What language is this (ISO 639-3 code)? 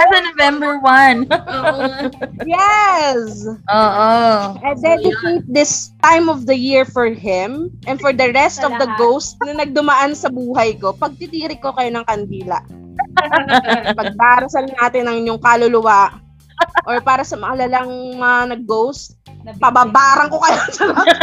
fil